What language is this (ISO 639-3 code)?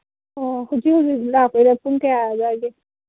mni